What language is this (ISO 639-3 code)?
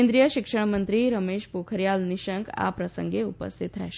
guj